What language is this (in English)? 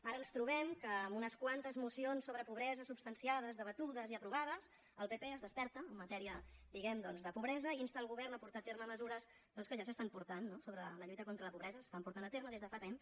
Catalan